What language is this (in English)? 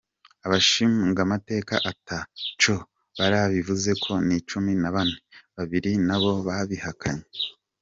Kinyarwanda